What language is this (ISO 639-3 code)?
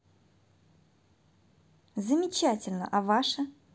rus